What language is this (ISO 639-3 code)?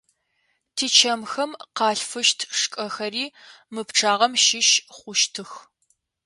ady